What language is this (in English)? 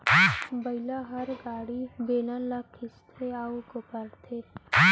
Chhattisgarhi